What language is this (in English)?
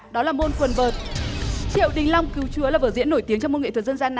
Vietnamese